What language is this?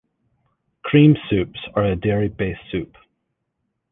English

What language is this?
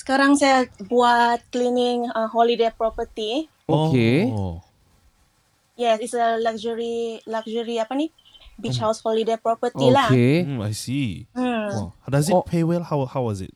Malay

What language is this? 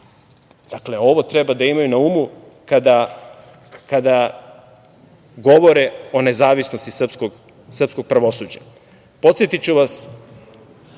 Serbian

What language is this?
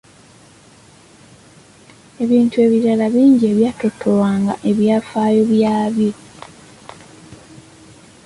Ganda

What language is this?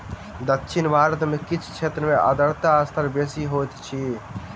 Maithili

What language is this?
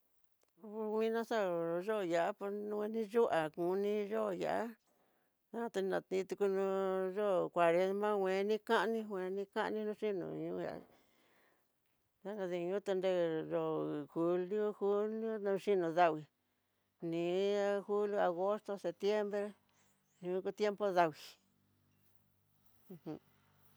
Tidaá Mixtec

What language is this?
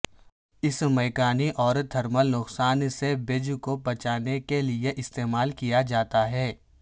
Urdu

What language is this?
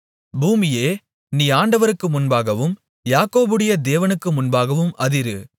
Tamil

